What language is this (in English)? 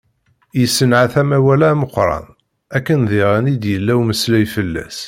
Kabyle